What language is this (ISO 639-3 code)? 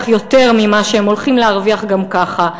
heb